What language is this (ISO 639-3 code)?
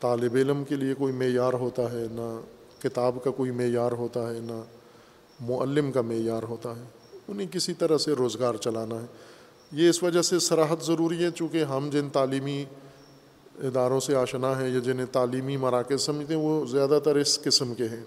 urd